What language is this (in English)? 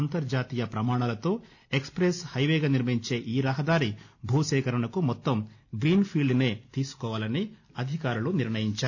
Telugu